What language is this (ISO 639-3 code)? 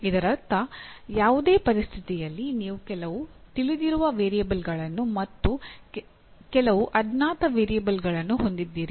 kan